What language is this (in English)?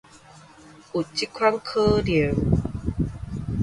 Min Nan Chinese